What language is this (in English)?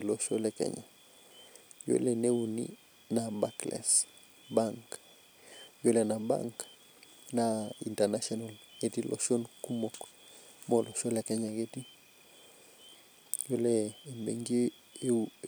Masai